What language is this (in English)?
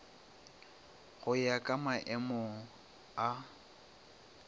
Northern Sotho